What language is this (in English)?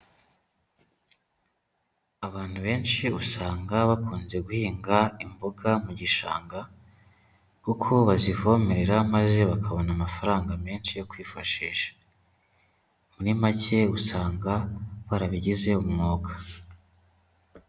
Kinyarwanda